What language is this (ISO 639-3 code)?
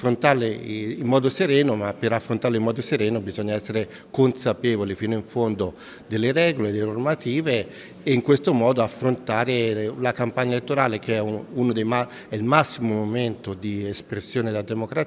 ita